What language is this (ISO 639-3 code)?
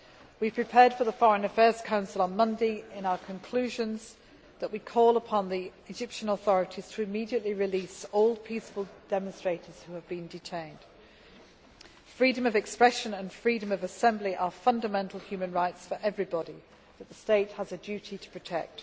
eng